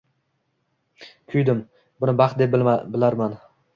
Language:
Uzbek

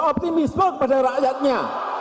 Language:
Indonesian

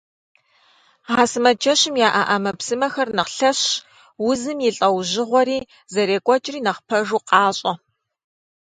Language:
Kabardian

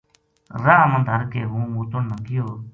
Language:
Gujari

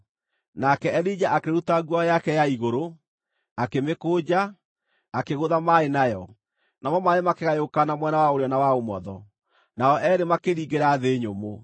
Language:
Kikuyu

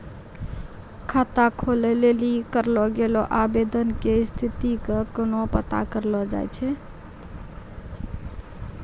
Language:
Maithili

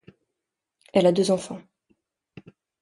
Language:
French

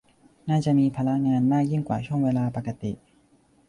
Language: Thai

